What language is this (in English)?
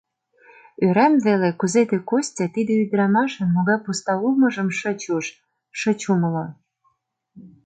Mari